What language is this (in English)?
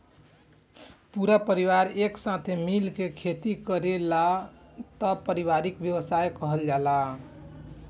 Bhojpuri